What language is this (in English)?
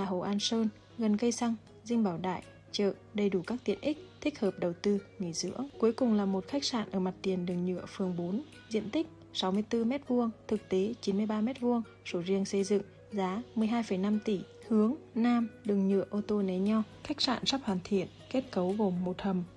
Vietnamese